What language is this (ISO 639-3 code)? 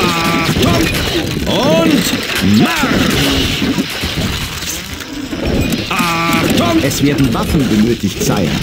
deu